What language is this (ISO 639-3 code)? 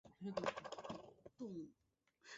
zho